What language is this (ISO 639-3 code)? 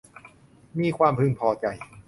tha